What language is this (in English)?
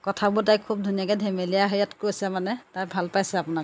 Assamese